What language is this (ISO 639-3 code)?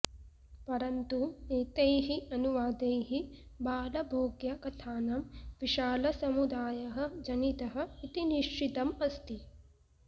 san